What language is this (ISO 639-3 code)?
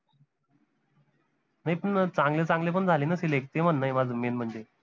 mar